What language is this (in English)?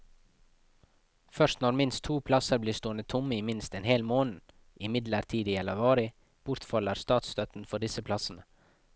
Norwegian